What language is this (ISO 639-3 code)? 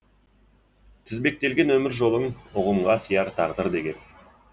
kaz